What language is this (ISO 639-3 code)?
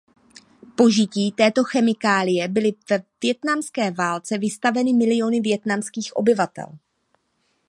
ces